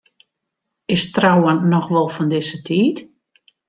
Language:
Western Frisian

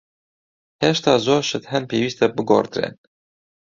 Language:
Central Kurdish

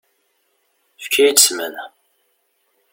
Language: Kabyle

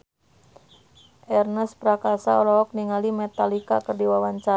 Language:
Sundanese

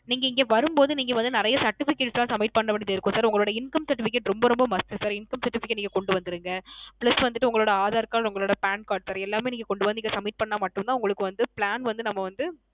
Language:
Tamil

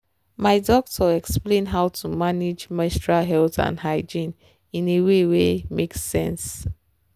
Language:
Nigerian Pidgin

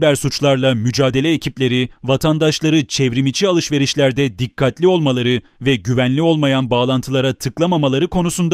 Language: Turkish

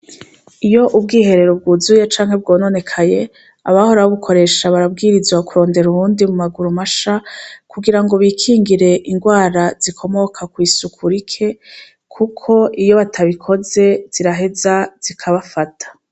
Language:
Rundi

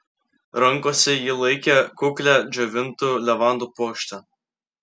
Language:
Lithuanian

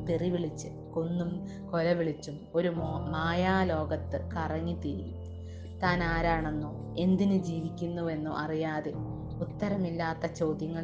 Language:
Malayalam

